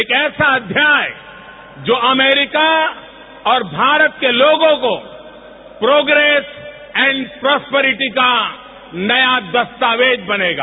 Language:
Hindi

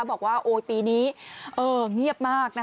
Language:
Thai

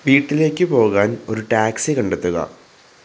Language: Malayalam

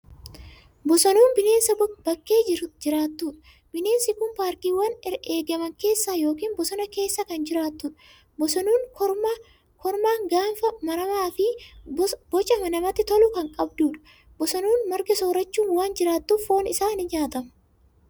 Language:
Oromo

